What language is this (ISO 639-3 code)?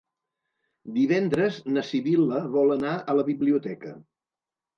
cat